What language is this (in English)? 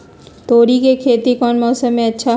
Magahi